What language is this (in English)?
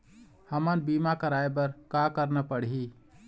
Chhattisgarhi